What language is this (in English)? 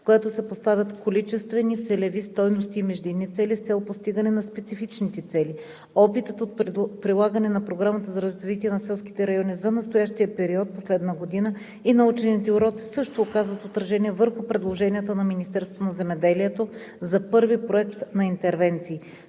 Bulgarian